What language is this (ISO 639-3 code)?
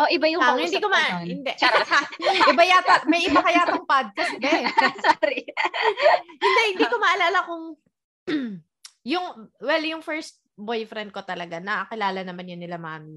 fil